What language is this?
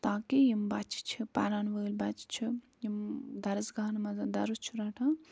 Kashmiri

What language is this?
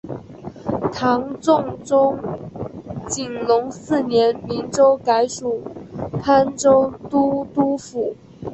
Chinese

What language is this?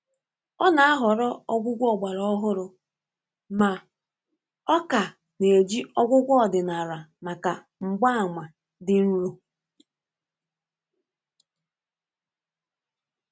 Igbo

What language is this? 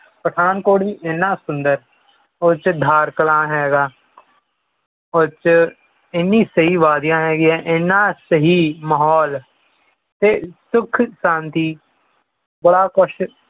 Punjabi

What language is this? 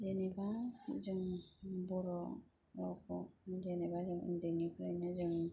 Bodo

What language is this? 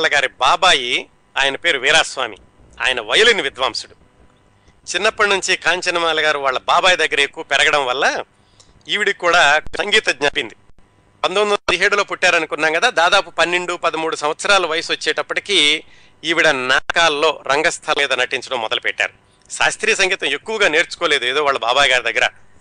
Telugu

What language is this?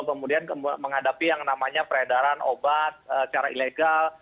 Indonesian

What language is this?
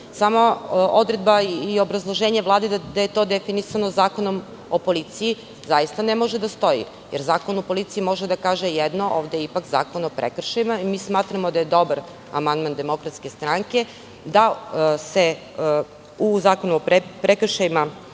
Serbian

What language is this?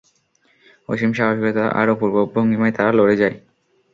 Bangla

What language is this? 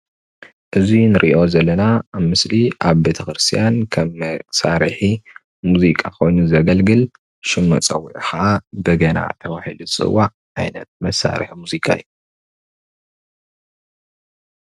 Tigrinya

